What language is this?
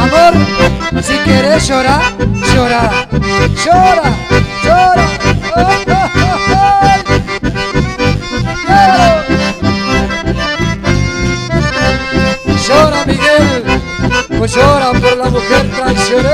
Arabic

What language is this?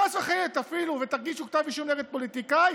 Hebrew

